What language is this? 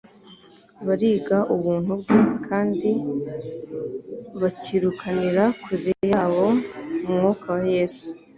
Kinyarwanda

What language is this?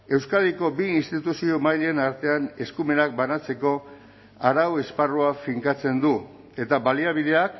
Basque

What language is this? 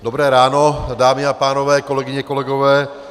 Czech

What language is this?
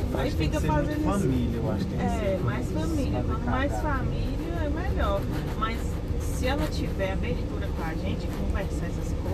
Portuguese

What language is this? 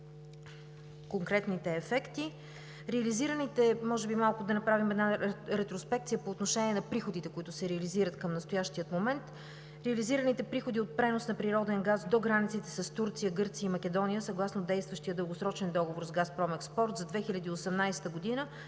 Bulgarian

